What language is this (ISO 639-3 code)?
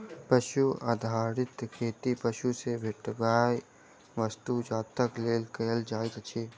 mai